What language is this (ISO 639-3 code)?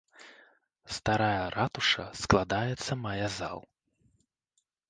bel